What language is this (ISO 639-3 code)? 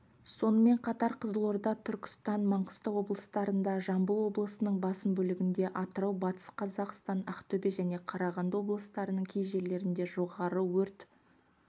kaz